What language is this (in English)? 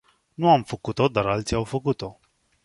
Romanian